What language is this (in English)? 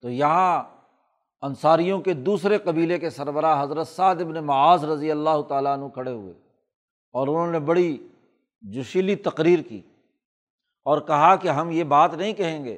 Urdu